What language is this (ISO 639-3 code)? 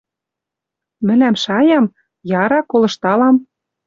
mrj